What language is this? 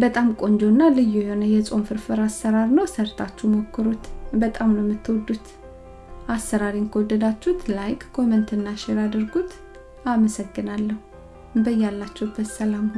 Amharic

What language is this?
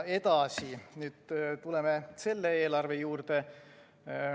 Estonian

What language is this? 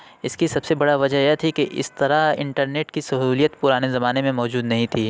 Urdu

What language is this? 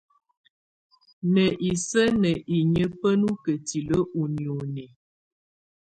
Tunen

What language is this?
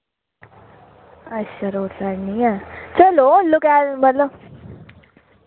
Dogri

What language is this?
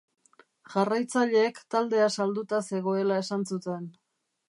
Basque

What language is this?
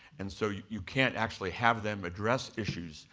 English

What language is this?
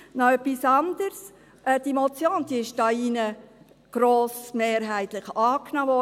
Swiss German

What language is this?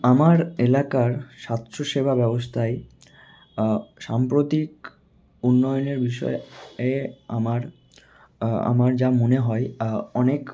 Bangla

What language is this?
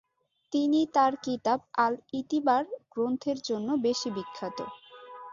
Bangla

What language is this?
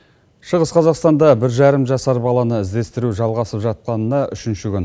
Kazakh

